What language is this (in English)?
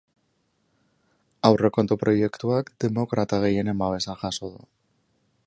Basque